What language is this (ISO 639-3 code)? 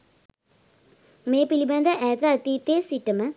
sin